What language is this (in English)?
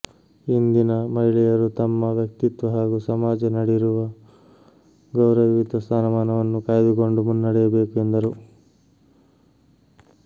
Kannada